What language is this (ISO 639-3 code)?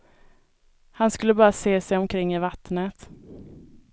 swe